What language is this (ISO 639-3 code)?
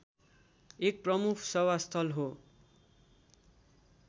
nep